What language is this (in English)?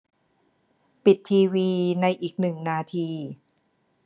Thai